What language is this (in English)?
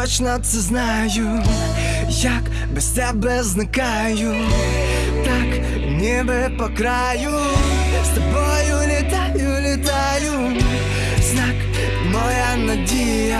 Ukrainian